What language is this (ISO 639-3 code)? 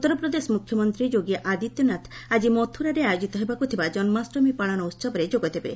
ori